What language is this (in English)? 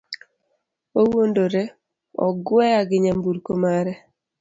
Luo (Kenya and Tanzania)